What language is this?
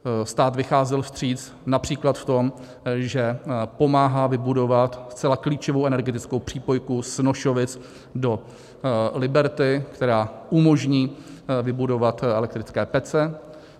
Czech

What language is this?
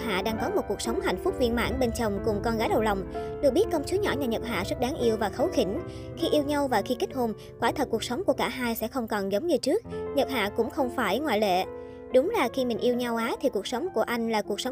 Vietnamese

